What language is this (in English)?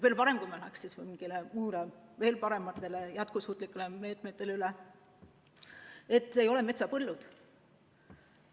Estonian